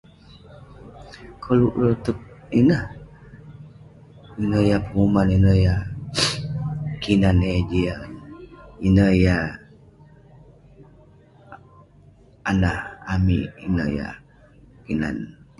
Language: Western Penan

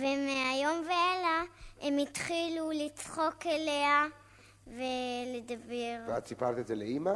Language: Hebrew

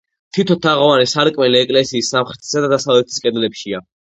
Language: Georgian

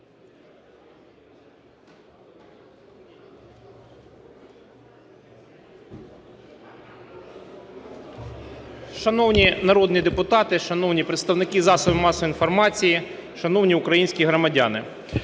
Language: Ukrainian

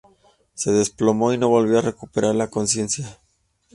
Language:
Spanish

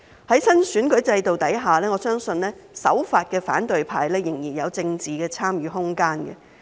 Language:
Cantonese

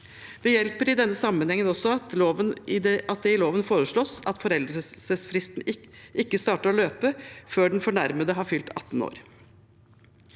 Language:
Norwegian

